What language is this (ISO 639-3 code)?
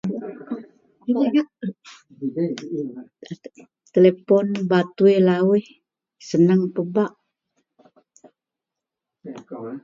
mel